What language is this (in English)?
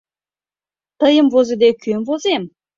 Mari